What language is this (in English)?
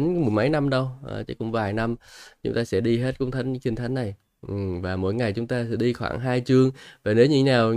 Vietnamese